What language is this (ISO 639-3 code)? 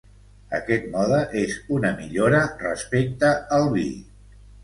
cat